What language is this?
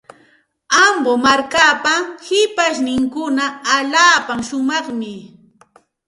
Santa Ana de Tusi Pasco Quechua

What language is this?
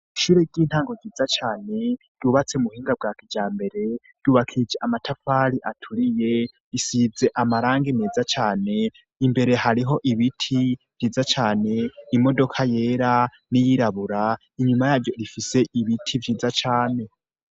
Rundi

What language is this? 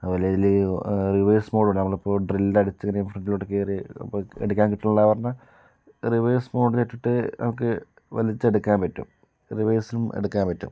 Malayalam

